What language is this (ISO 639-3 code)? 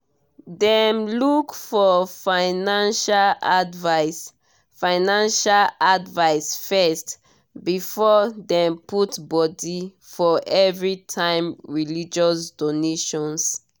pcm